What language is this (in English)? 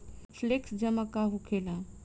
Bhojpuri